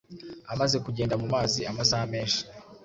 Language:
Kinyarwanda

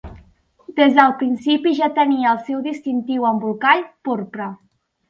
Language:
Catalan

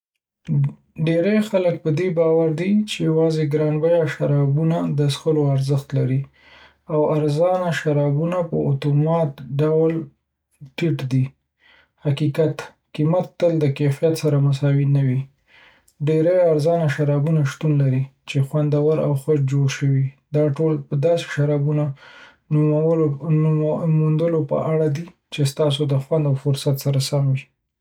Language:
Pashto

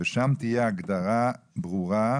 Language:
Hebrew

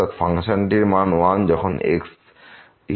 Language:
Bangla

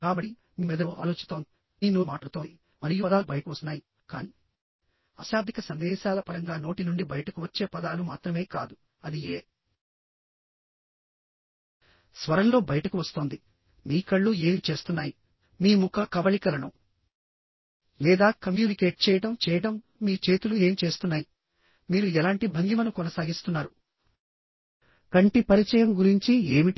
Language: Telugu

